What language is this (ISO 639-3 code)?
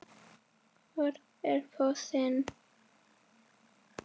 isl